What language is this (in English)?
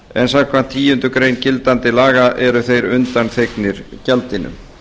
Icelandic